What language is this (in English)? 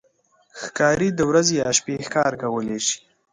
Pashto